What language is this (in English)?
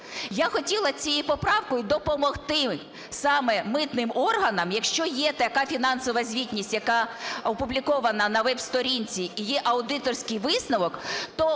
Ukrainian